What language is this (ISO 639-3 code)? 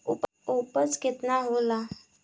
bho